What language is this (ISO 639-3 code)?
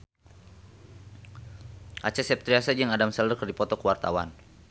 sun